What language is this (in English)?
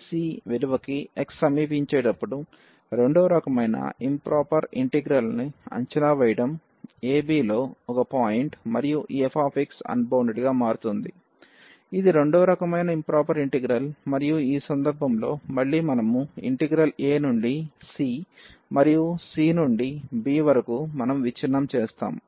Telugu